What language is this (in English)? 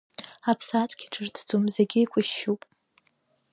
Abkhazian